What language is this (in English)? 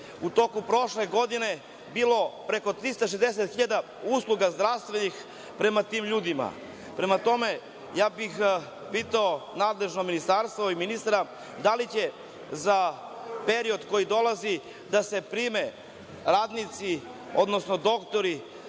Serbian